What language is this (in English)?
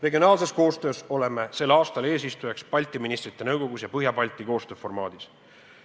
Estonian